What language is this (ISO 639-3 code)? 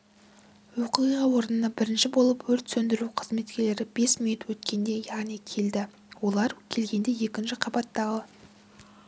kaz